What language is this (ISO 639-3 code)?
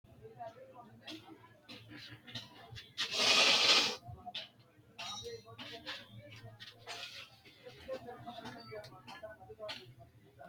sid